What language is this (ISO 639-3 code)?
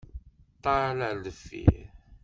kab